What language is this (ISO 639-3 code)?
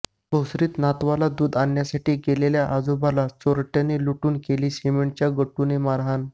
mar